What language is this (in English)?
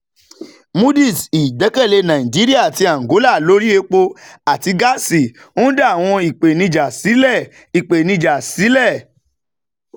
Yoruba